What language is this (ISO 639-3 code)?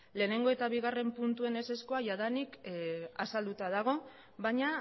eus